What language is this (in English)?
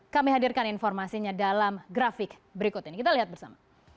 Indonesian